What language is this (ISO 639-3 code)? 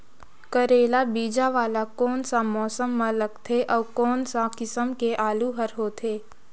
hne